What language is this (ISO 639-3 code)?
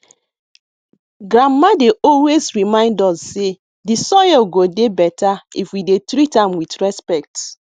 pcm